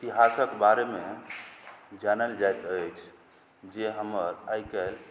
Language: Maithili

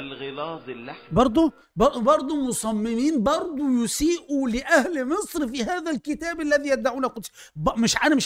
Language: Arabic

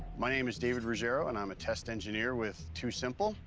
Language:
English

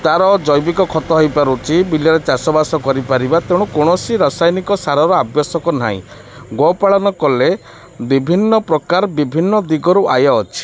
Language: Odia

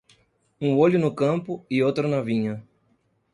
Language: Portuguese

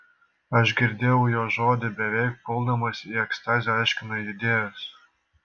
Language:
Lithuanian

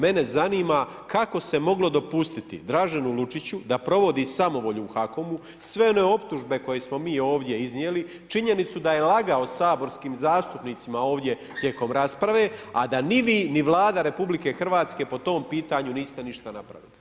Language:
Croatian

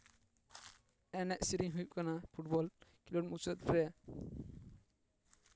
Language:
Santali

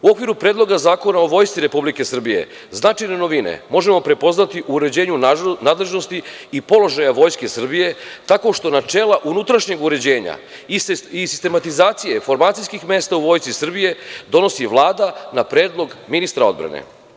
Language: Serbian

